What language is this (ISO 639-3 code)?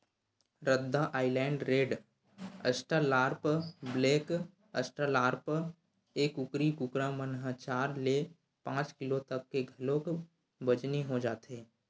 hne